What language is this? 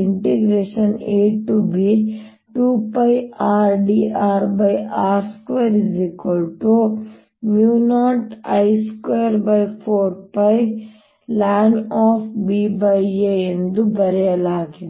Kannada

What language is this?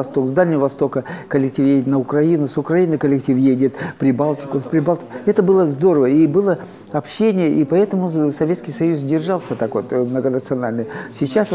Russian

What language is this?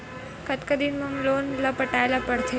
Chhattisgarhi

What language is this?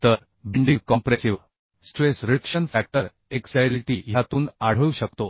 Marathi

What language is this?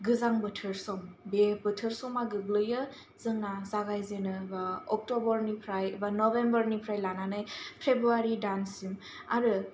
Bodo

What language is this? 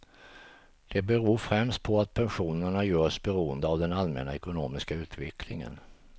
Swedish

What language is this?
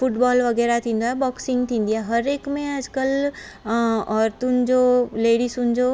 Sindhi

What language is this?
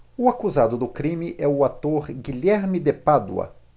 Portuguese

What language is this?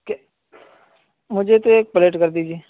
Urdu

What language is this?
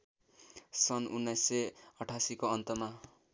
Nepali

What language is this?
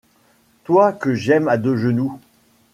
French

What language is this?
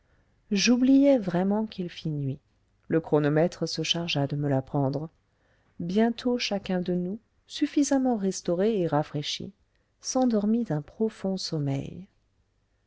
French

